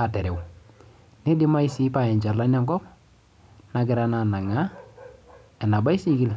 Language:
Masai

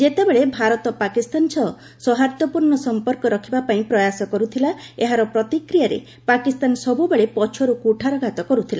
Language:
Odia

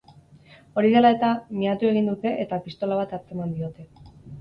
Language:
Basque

